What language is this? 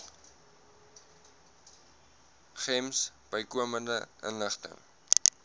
Afrikaans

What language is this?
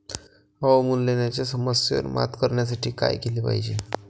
Marathi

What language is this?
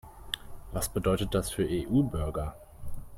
German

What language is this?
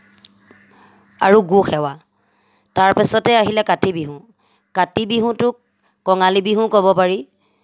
Assamese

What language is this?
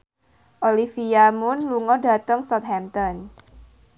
Javanese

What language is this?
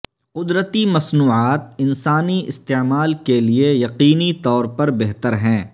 Urdu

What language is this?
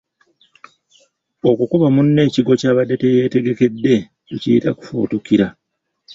Ganda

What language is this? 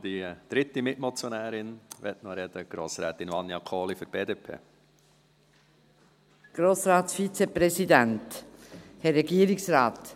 Swiss German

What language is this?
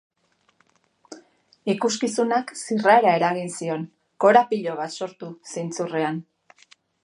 Basque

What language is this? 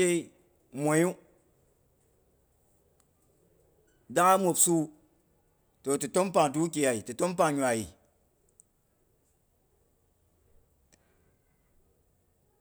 Boghom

